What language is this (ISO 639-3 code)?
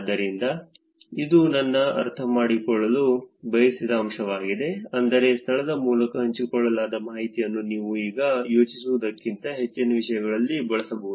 kan